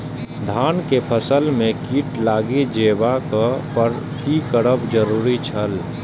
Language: Maithili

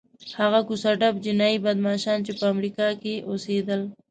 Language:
Pashto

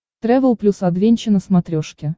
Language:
Russian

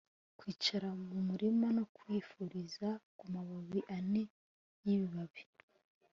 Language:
Kinyarwanda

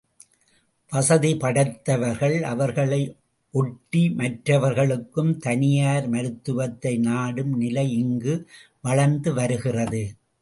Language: Tamil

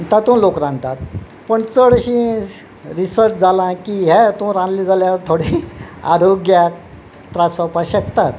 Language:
Konkani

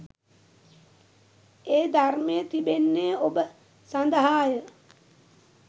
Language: Sinhala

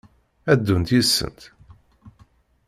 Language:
Kabyle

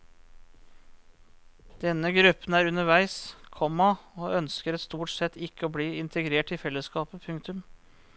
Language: Norwegian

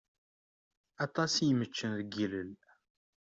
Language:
Kabyle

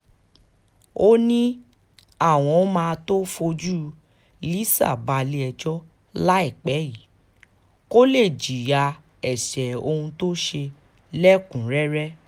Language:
Yoruba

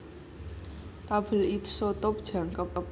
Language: Javanese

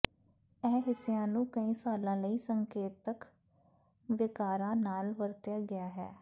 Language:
Punjabi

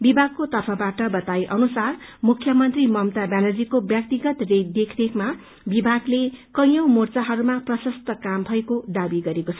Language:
Nepali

